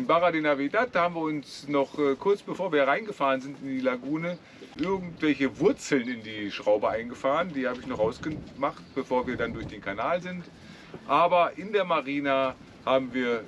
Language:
German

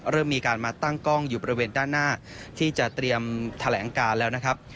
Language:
Thai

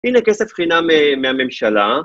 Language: Hebrew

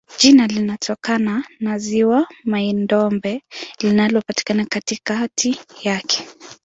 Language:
Swahili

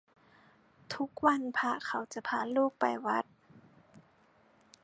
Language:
Thai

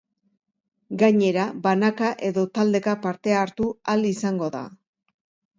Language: Basque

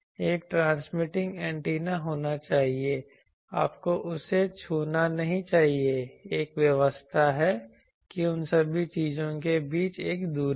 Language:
Hindi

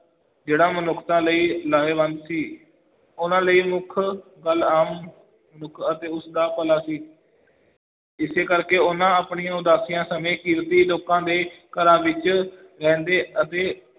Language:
Punjabi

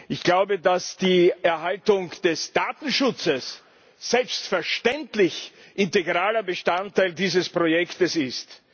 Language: German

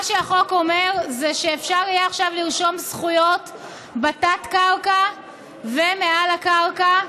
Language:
Hebrew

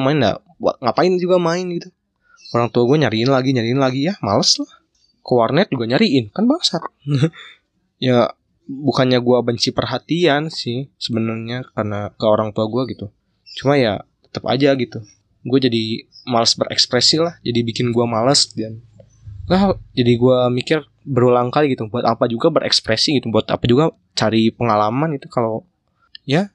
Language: Indonesian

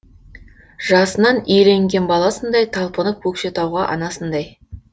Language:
Kazakh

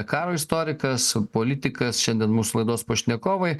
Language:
Lithuanian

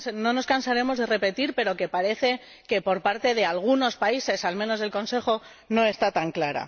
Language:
Spanish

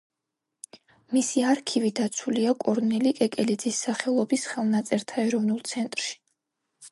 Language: Georgian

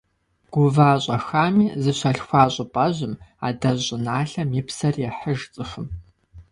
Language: Kabardian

